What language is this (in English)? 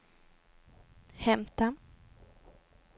Swedish